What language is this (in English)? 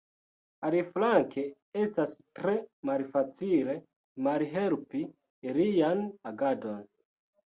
Esperanto